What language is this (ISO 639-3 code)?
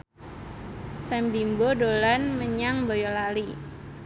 jav